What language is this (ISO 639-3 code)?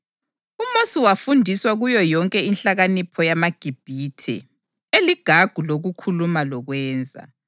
nde